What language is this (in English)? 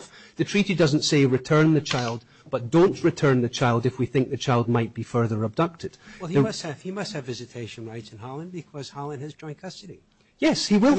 English